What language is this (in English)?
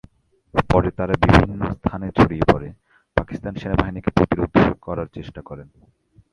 Bangla